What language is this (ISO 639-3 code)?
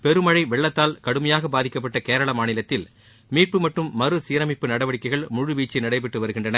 tam